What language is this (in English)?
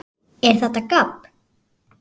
Icelandic